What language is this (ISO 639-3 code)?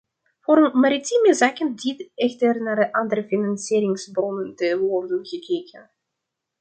nld